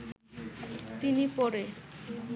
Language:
Bangla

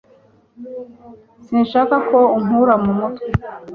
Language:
Kinyarwanda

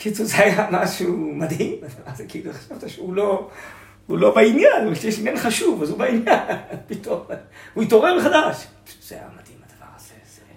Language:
Hebrew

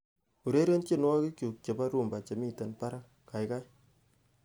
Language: Kalenjin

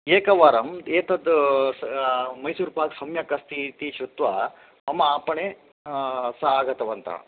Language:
Sanskrit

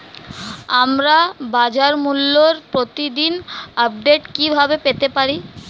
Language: Bangla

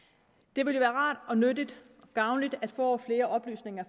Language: Danish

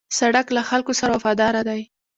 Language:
Pashto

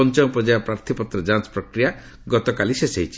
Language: Odia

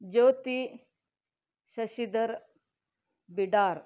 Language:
Kannada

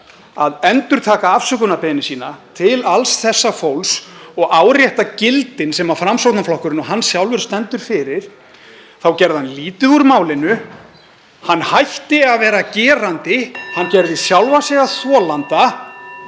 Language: Icelandic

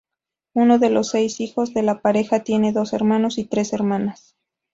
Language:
Spanish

